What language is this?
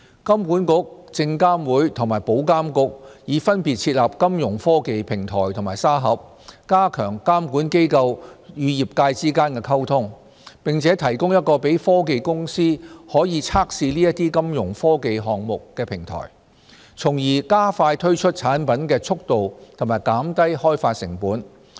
Cantonese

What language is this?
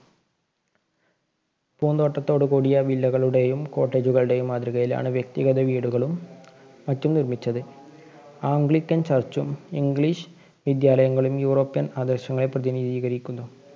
Malayalam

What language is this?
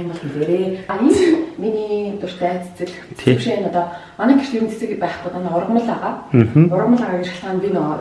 Korean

